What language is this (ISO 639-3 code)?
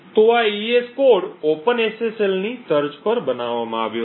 guj